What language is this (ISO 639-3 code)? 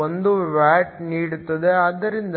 kan